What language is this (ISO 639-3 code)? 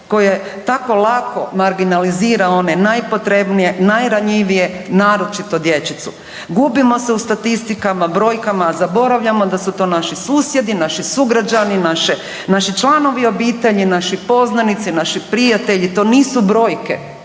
hrv